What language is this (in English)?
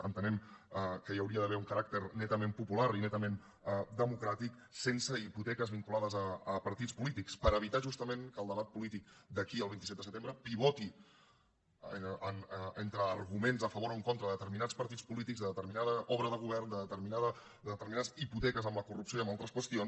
Catalan